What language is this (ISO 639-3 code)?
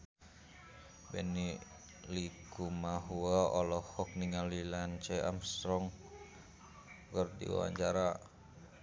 sun